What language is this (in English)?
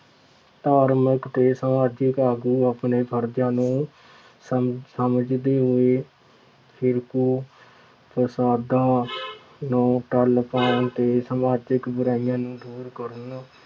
Punjabi